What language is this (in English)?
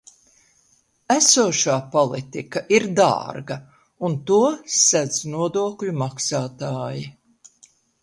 Latvian